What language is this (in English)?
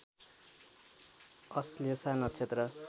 Nepali